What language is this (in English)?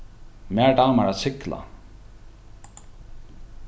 Faroese